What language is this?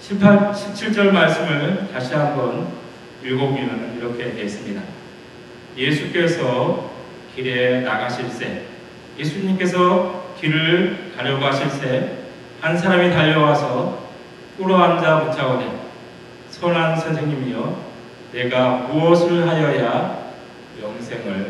Korean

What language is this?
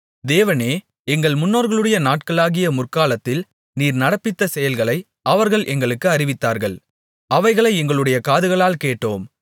Tamil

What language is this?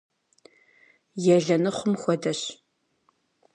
Kabardian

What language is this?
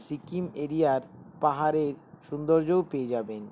Bangla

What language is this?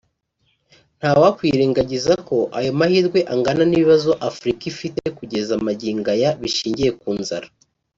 Kinyarwanda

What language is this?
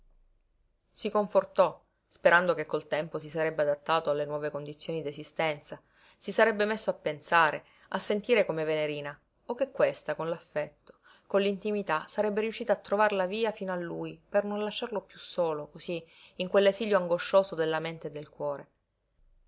Italian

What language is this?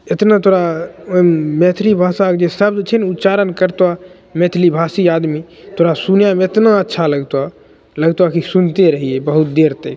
Maithili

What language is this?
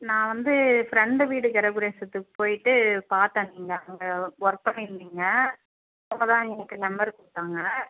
Tamil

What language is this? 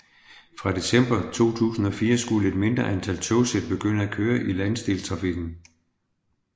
Danish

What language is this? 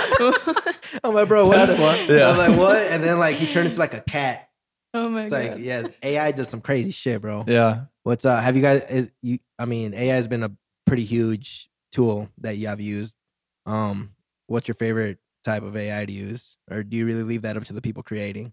English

